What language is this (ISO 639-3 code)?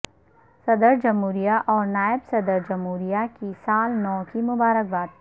urd